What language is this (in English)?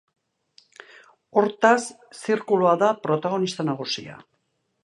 Basque